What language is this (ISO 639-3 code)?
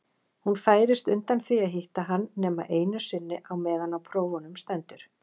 isl